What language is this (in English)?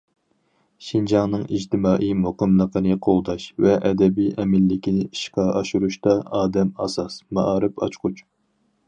Uyghur